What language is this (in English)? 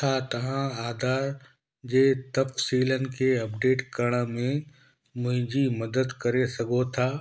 Sindhi